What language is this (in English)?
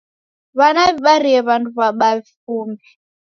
Taita